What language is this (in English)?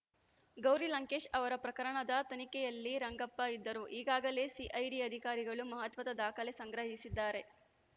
Kannada